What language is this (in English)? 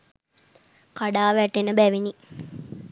Sinhala